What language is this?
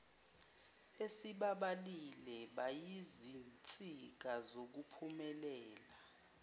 Zulu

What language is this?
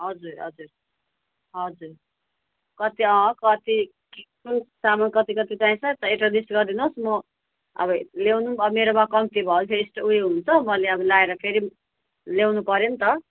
Nepali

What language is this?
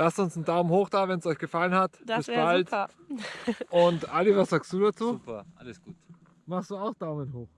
German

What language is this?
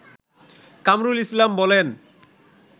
Bangla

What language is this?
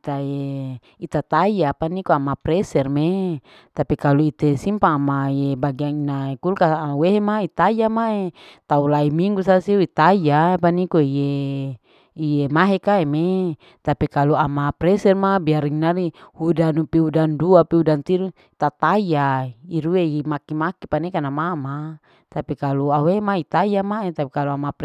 Larike-Wakasihu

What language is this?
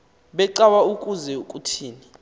Xhosa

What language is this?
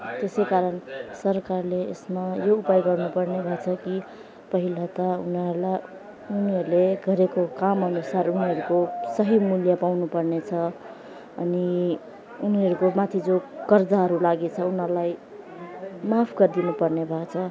Nepali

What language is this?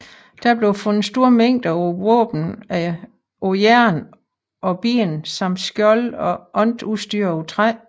Danish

